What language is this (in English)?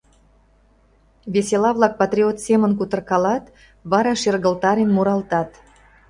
Mari